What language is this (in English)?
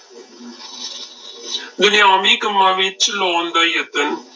Punjabi